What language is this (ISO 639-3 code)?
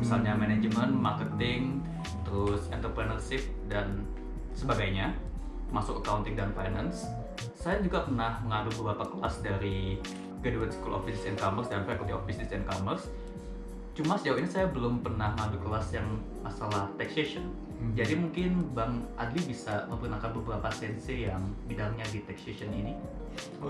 ind